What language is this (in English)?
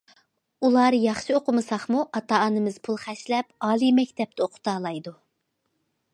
Uyghur